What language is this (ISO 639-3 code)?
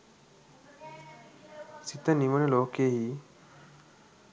sin